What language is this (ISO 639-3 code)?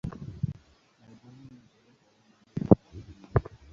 swa